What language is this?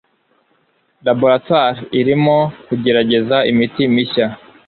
Kinyarwanda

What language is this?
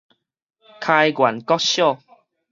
Min Nan Chinese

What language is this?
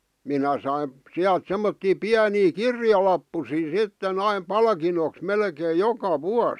Finnish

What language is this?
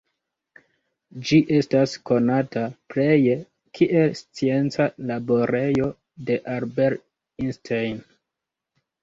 Esperanto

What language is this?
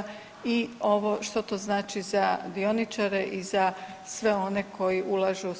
Croatian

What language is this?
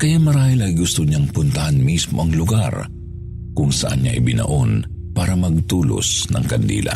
Filipino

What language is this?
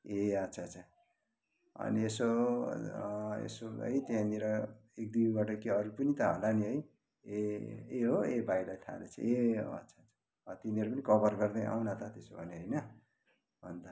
Nepali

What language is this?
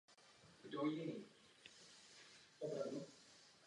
Czech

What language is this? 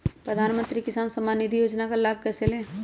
Magahi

